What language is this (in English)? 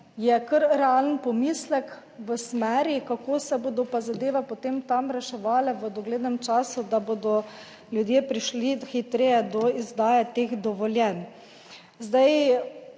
Slovenian